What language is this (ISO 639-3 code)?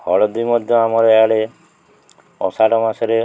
ori